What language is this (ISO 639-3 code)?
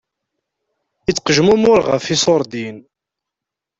kab